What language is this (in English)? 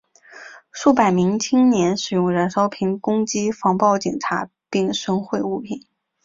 Chinese